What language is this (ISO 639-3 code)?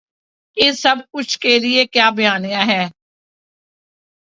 urd